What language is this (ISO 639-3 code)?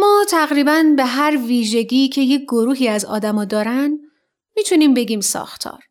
fas